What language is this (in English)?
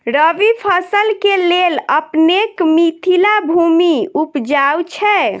Maithili